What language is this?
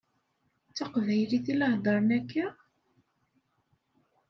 Kabyle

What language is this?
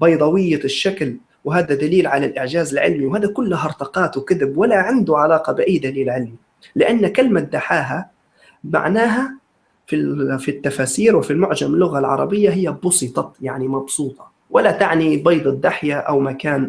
Arabic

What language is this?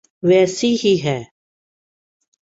Urdu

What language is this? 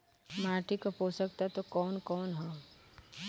Bhojpuri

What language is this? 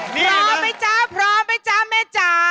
Thai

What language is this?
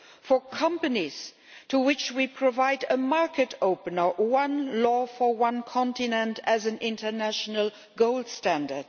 English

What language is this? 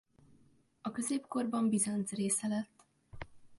Hungarian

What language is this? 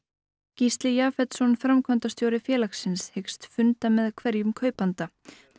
Icelandic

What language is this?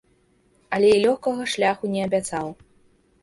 Belarusian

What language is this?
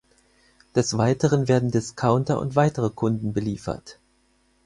German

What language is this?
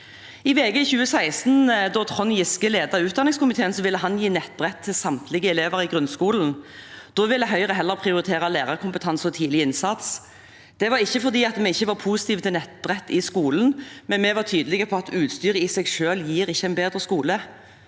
Norwegian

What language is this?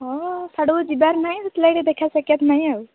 Odia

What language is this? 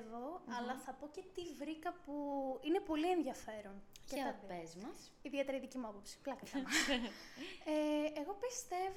Greek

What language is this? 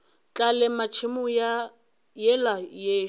Northern Sotho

